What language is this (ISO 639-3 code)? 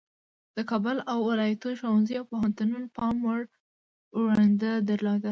pus